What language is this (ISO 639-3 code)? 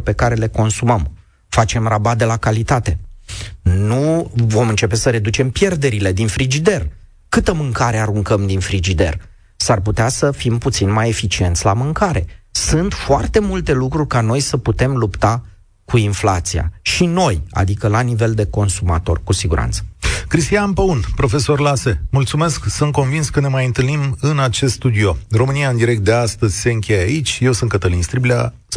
ron